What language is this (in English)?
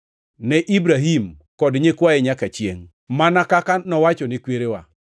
Luo (Kenya and Tanzania)